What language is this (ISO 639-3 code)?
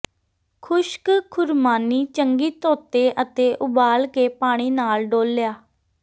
pan